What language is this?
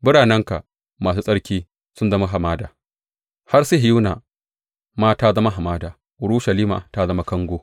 Hausa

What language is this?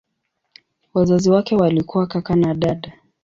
Swahili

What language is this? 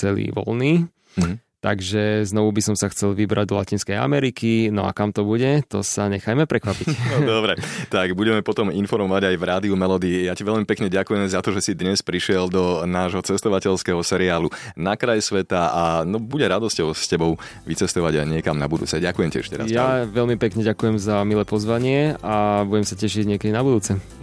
Slovak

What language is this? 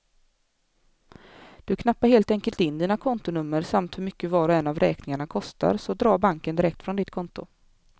Swedish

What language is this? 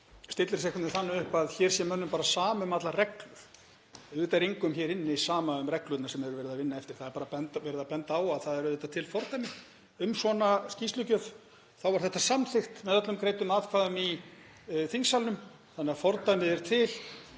Icelandic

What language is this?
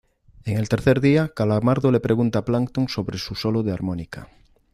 Spanish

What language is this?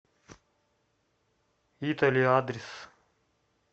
Russian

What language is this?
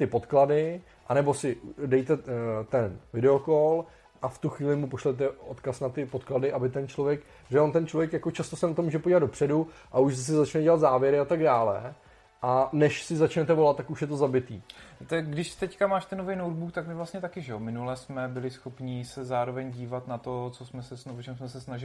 Czech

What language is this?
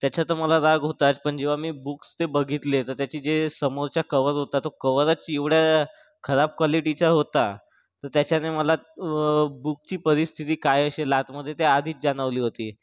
Marathi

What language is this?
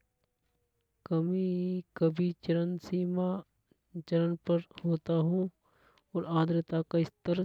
Hadothi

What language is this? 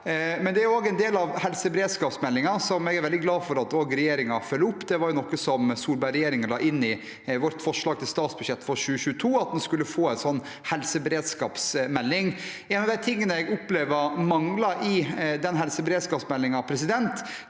Norwegian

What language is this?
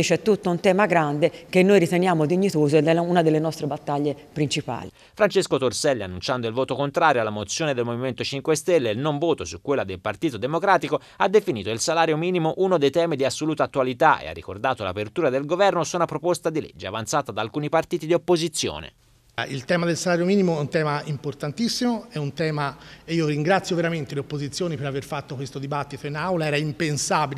Italian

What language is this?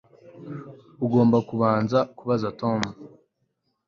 Kinyarwanda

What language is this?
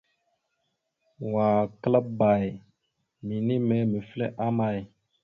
Mada (Cameroon)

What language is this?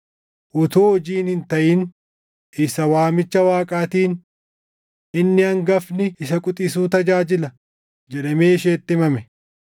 Oromo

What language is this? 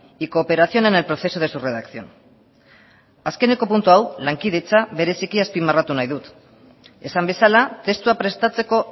Basque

